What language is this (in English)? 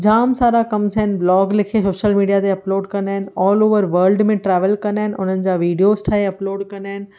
Sindhi